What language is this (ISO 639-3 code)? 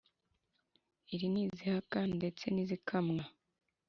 kin